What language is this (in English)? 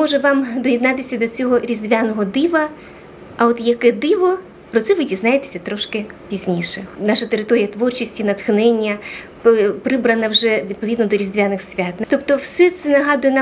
Ukrainian